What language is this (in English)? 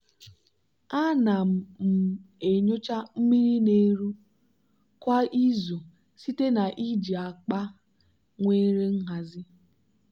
Igbo